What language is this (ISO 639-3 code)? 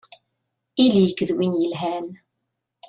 kab